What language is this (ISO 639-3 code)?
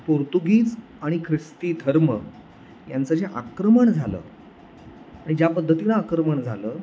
mar